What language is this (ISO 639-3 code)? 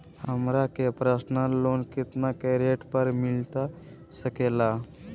mag